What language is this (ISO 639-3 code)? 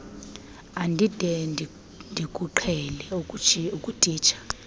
xho